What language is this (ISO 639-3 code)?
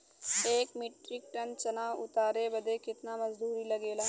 bho